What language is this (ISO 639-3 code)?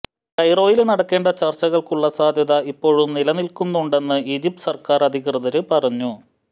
mal